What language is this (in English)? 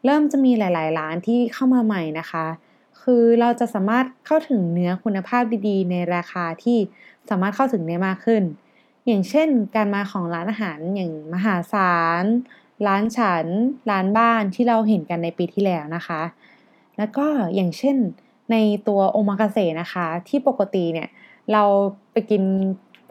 Thai